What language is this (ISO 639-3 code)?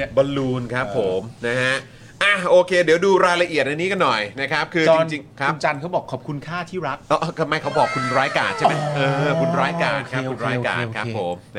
tha